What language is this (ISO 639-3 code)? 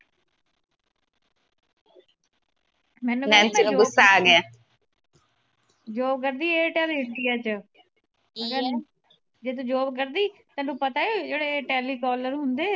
pan